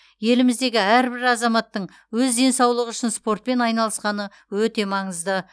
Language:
Kazakh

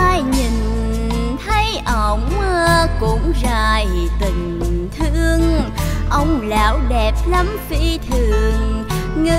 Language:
Vietnamese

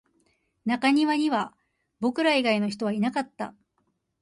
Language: Japanese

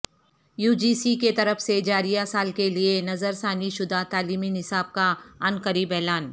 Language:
Urdu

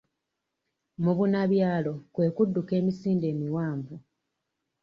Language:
Ganda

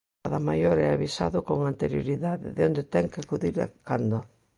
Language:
Galician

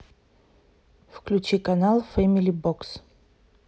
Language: Russian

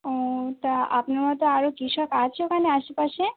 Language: Bangla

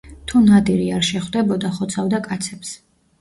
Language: Georgian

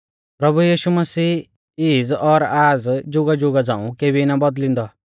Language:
Mahasu Pahari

